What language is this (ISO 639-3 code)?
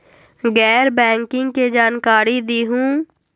mag